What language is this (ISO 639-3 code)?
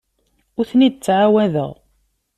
kab